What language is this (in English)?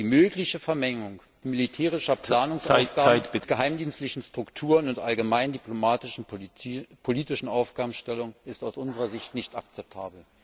German